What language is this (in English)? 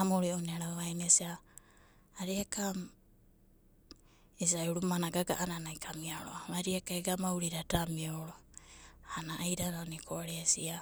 Abadi